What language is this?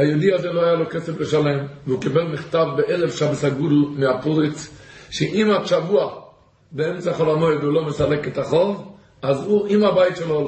Hebrew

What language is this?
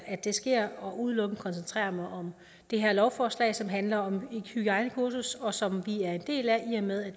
Danish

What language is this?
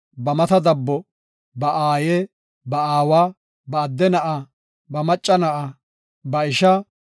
Gofa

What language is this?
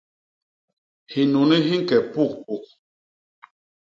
Basaa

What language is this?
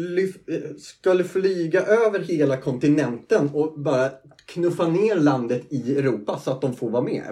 Swedish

